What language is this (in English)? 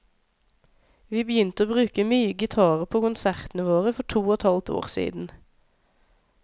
Norwegian